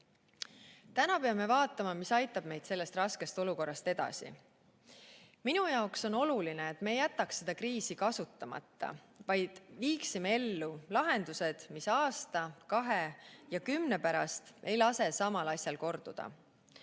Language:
Estonian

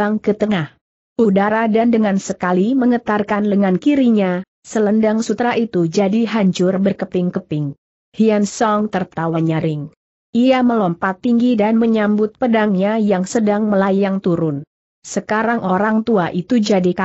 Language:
Indonesian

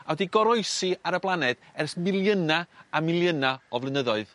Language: Welsh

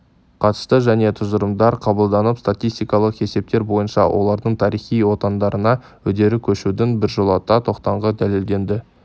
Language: Kazakh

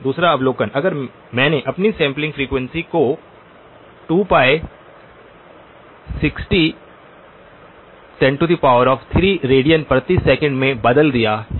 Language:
Hindi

